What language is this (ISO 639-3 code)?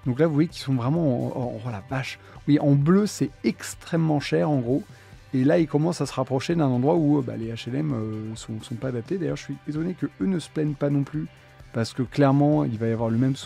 fra